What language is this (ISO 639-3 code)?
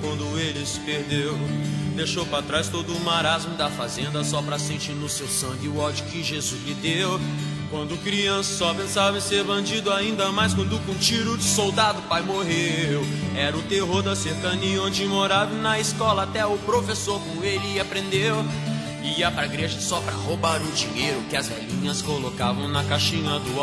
por